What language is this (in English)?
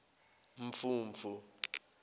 Zulu